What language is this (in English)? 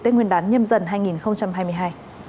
Vietnamese